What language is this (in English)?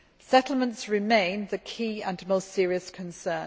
English